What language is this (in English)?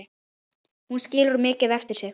Icelandic